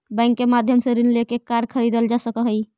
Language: Magahi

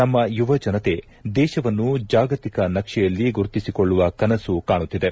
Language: Kannada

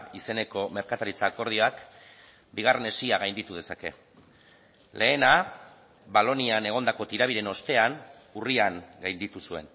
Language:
Basque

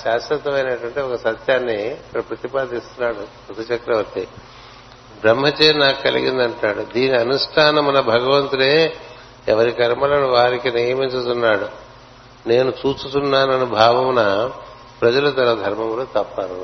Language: Telugu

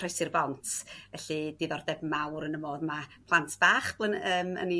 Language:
Welsh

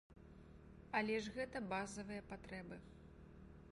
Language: Belarusian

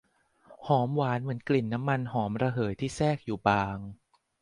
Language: Thai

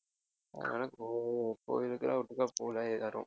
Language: Tamil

